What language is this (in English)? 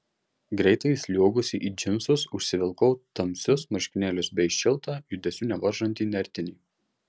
Lithuanian